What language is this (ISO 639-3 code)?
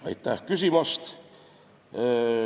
est